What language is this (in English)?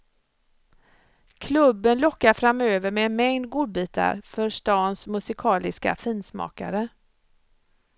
Swedish